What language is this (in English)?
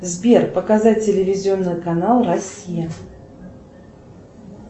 Russian